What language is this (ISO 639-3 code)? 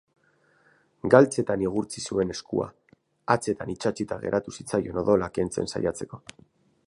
eus